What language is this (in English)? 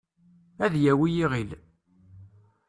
Kabyle